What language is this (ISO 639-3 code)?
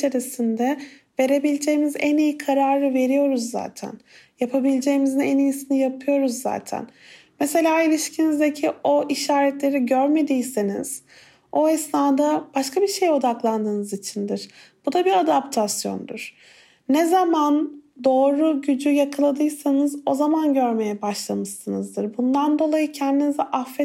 tur